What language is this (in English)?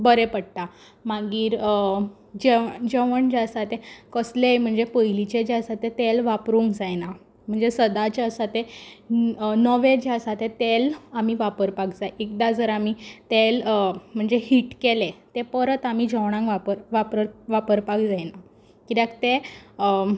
Konkani